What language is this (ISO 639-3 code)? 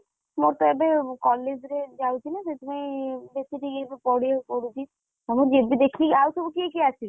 ori